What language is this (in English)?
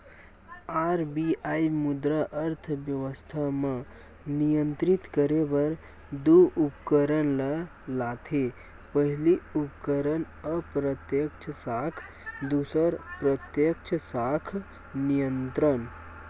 Chhattisgarhi